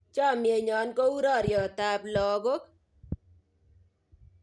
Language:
Kalenjin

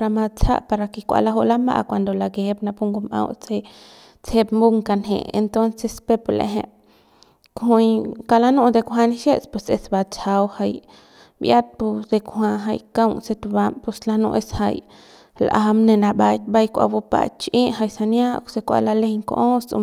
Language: Central Pame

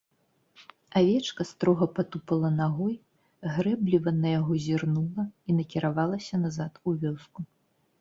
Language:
Belarusian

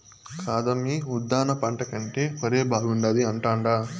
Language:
Telugu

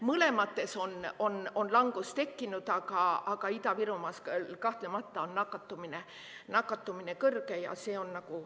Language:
Estonian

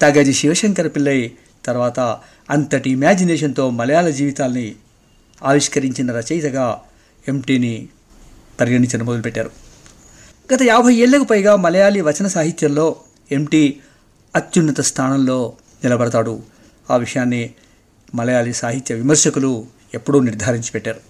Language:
Telugu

